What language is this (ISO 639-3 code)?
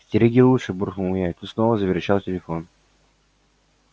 rus